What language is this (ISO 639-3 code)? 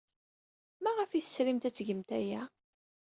kab